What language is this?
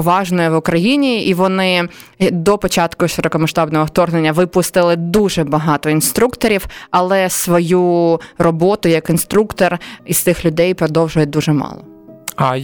Ukrainian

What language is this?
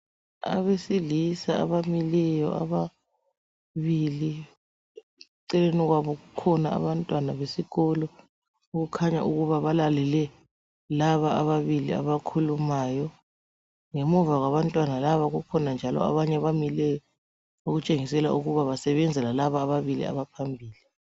North Ndebele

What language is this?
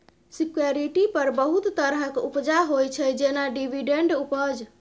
Maithili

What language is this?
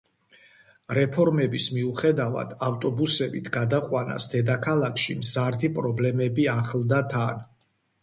Georgian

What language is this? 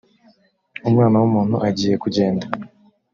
Kinyarwanda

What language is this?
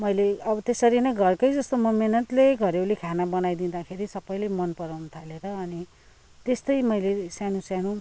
Nepali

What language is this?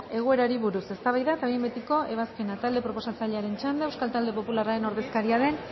Basque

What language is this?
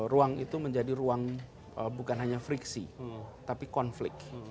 Indonesian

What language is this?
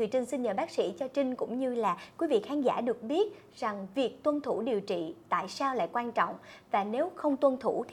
Vietnamese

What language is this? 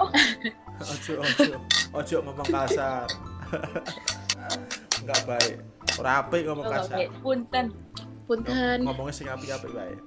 Indonesian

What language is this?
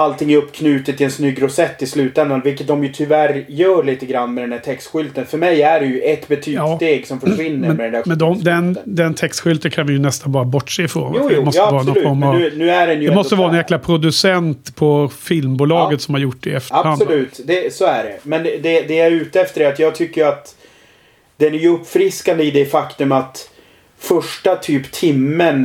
Swedish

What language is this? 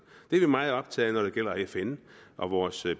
Danish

